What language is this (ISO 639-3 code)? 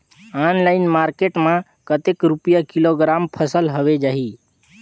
hne